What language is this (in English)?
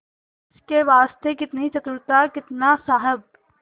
Hindi